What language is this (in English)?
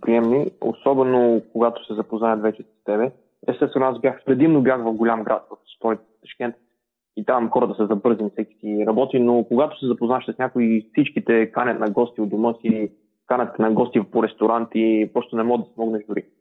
Bulgarian